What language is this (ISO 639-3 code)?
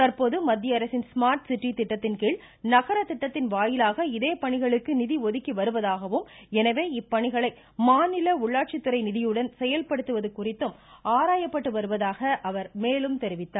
tam